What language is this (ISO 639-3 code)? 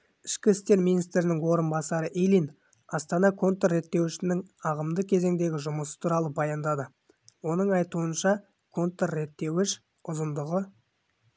kaz